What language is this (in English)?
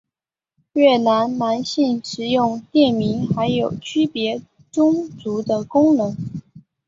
Chinese